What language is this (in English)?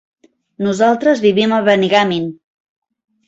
Catalan